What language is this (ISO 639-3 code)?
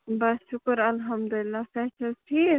kas